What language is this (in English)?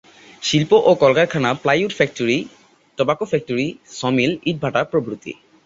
Bangla